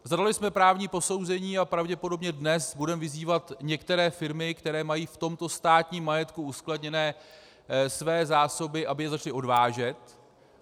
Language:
Czech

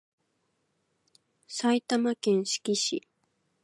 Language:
Japanese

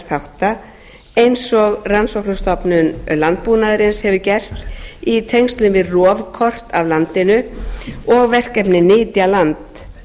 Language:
Icelandic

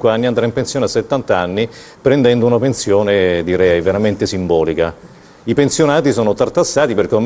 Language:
Italian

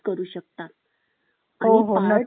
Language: Marathi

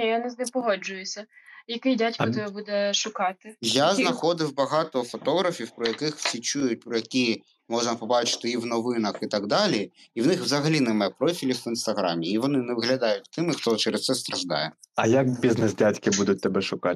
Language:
Ukrainian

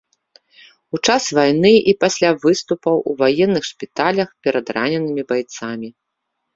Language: Belarusian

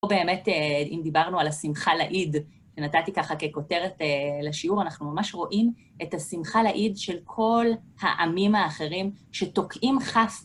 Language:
Hebrew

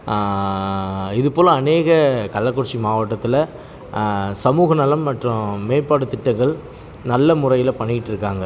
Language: Tamil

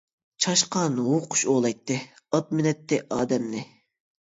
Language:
Uyghur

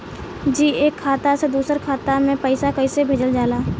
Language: Bhojpuri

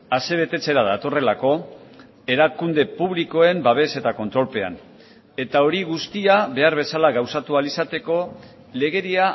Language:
Basque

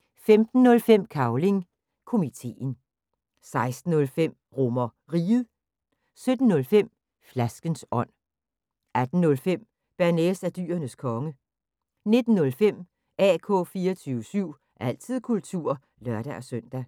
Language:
Danish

